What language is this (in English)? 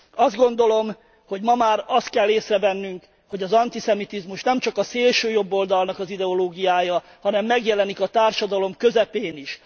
Hungarian